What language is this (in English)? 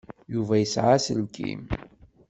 Kabyle